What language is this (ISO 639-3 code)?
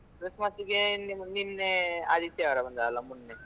kan